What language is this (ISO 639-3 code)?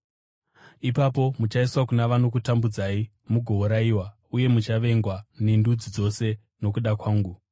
sna